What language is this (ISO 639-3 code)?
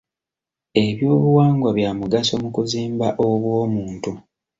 lug